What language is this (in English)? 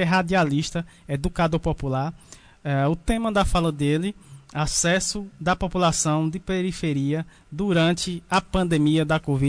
Portuguese